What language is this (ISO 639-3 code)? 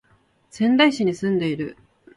jpn